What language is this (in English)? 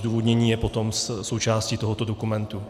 Czech